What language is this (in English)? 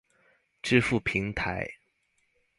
Chinese